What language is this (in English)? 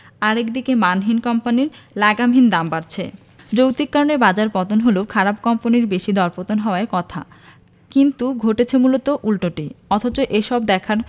Bangla